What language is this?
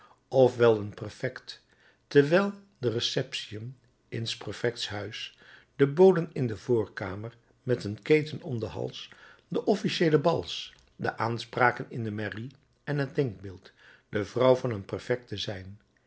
Dutch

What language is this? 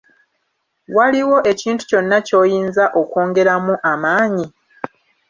Ganda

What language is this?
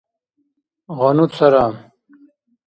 Dargwa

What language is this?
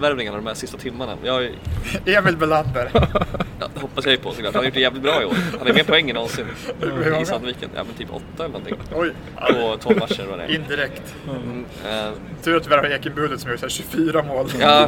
Swedish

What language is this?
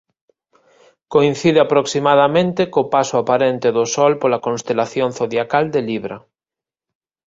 Galician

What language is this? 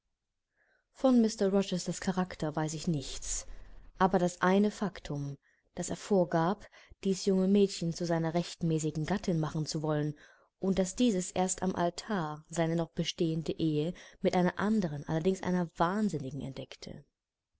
German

